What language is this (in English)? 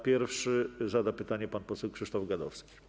Polish